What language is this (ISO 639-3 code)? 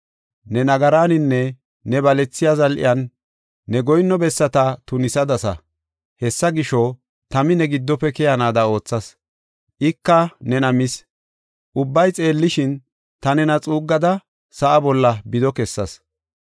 gof